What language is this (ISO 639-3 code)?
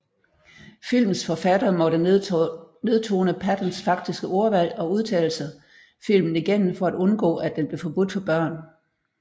dan